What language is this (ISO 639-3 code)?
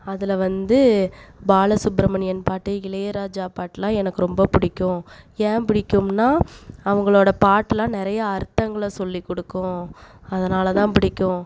tam